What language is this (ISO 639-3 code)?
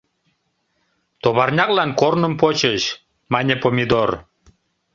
chm